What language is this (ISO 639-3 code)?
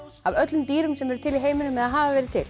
isl